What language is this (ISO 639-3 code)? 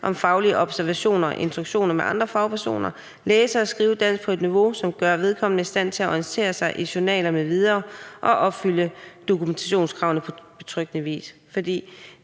dan